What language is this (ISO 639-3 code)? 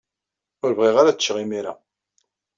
kab